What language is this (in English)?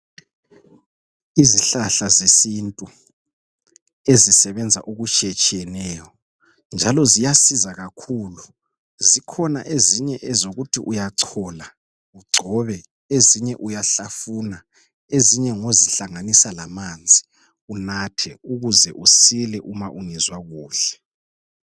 North Ndebele